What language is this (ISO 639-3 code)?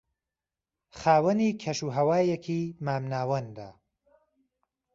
ckb